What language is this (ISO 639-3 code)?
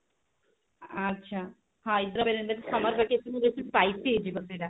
ori